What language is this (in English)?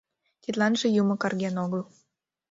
Mari